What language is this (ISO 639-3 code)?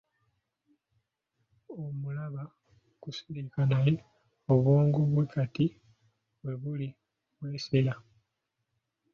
lug